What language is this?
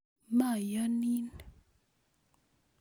Kalenjin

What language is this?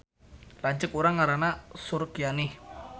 Sundanese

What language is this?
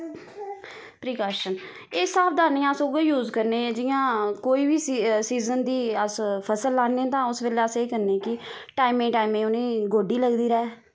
Dogri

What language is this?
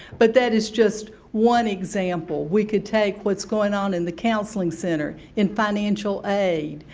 English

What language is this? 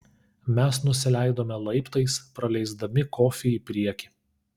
Lithuanian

